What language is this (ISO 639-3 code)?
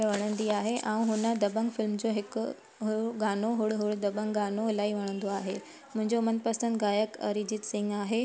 snd